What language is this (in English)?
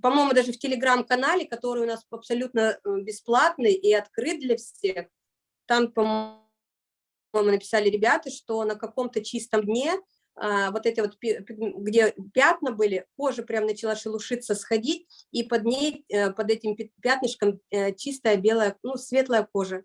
Russian